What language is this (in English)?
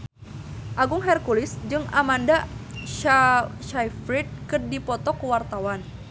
Sundanese